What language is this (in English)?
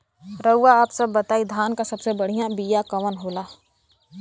Bhojpuri